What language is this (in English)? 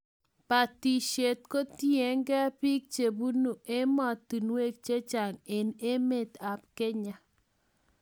Kalenjin